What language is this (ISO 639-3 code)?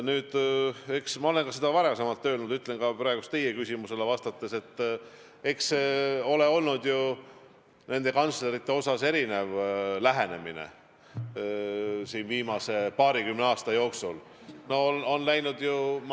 est